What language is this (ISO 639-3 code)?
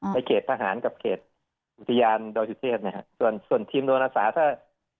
tha